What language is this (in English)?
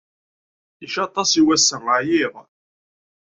Kabyle